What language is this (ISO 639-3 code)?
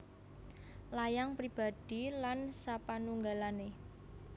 jav